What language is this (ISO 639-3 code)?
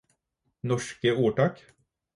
nob